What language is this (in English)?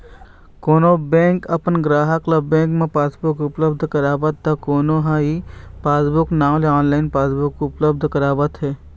Chhattisgarhi